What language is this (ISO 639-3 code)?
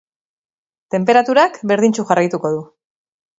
eus